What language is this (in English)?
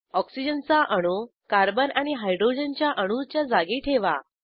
Marathi